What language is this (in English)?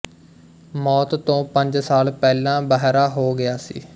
Punjabi